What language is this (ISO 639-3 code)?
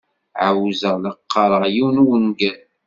kab